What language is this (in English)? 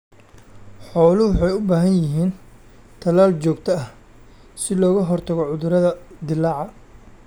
Somali